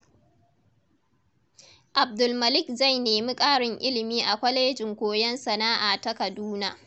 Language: Hausa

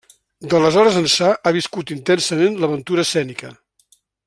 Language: Catalan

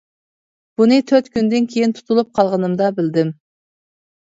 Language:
Uyghur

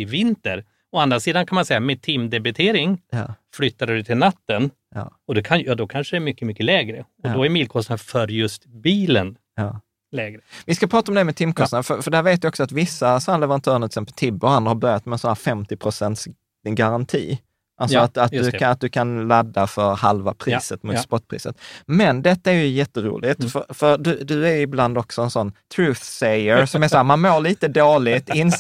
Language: Swedish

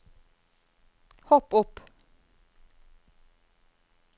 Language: Norwegian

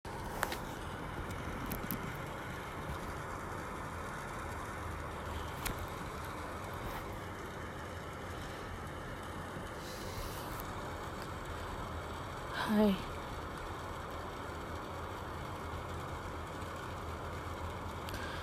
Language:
Malay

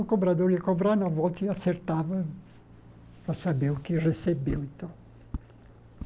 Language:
Portuguese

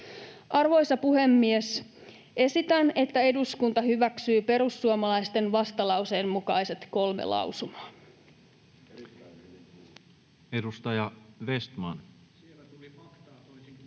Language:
Finnish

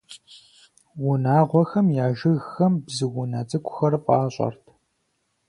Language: Kabardian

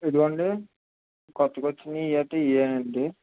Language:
Telugu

